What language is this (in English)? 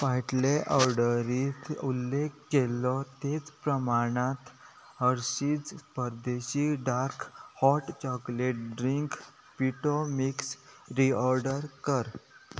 Konkani